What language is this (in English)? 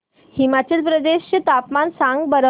Marathi